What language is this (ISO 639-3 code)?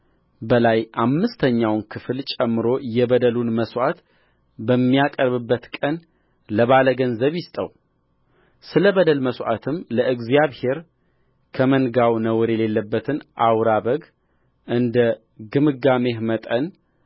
amh